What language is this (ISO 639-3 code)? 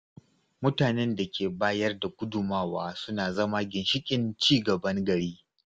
hau